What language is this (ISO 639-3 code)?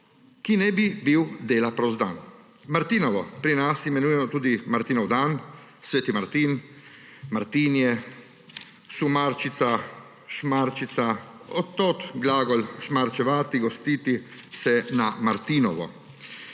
slv